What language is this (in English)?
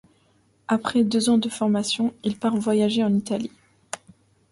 French